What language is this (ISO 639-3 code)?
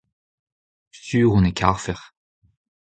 bre